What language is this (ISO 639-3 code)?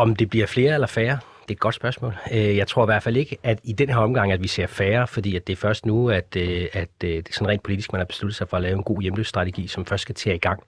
dan